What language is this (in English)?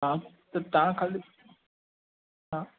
Sindhi